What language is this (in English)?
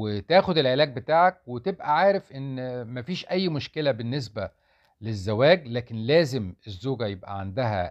Arabic